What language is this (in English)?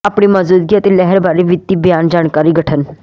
Punjabi